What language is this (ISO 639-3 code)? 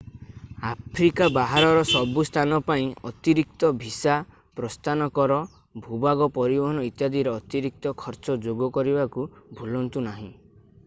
ori